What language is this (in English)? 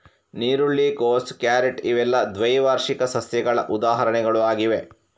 Kannada